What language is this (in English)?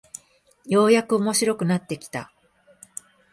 Japanese